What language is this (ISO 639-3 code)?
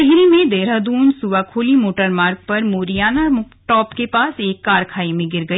hin